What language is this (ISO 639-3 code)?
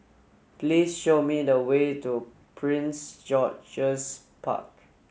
eng